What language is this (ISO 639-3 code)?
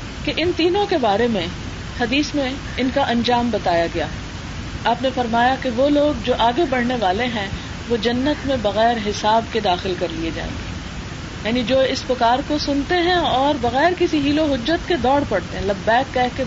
urd